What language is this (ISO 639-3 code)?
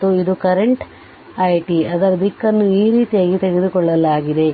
kan